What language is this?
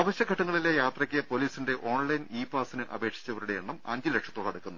Malayalam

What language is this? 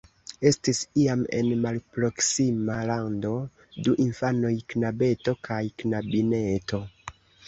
Esperanto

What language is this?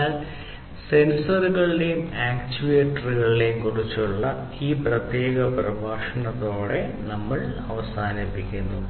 Malayalam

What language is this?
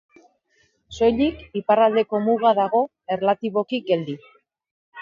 Basque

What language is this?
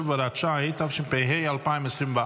Hebrew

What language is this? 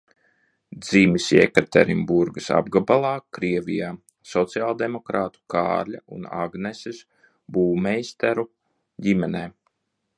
Latvian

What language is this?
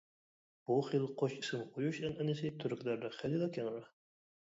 Uyghur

